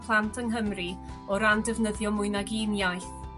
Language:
Welsh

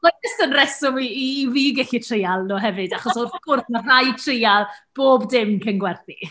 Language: Welsh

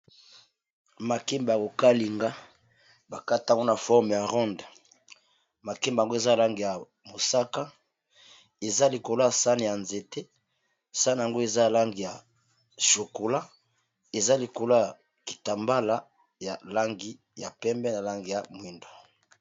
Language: Lingala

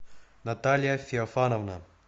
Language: Russian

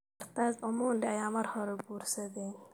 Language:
Somali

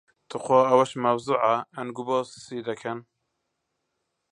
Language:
Central Kurdish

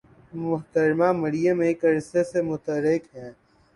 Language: Urdu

